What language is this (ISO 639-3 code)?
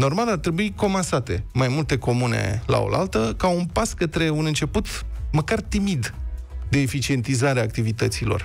ron